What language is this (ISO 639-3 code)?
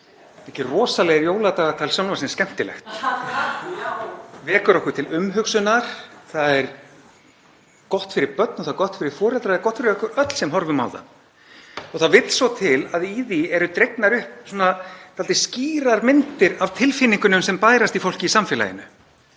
isl